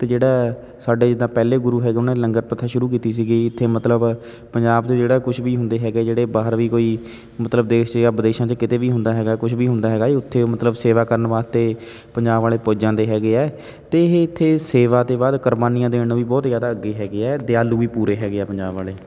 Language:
Punjabi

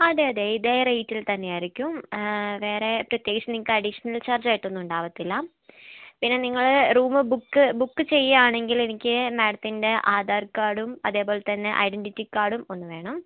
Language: Malayalam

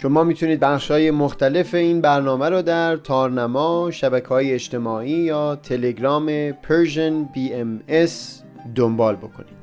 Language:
Persian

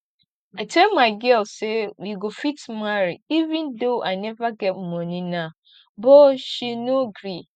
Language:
Nigerian Pidgin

